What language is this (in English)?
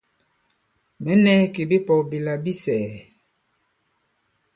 Bankon